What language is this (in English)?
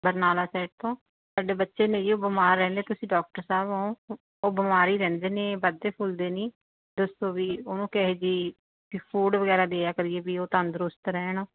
Punjabi